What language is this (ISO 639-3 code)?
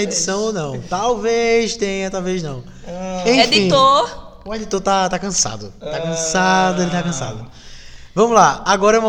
por